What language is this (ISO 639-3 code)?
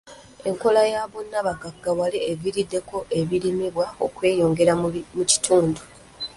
lug